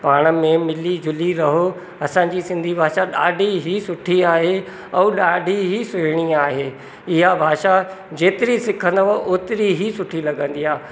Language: Sindhi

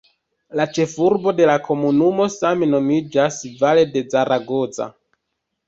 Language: Esperanto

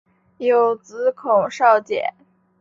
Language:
Chinese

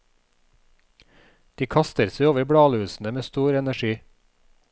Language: Norwegian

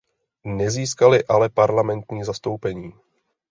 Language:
Czech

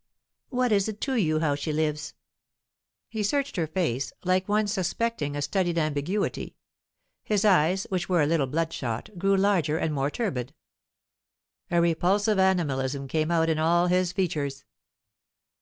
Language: English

